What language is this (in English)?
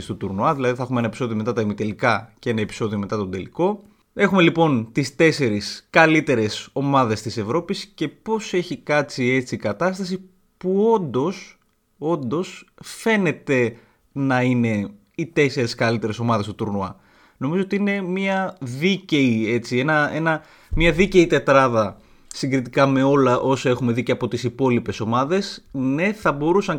Greek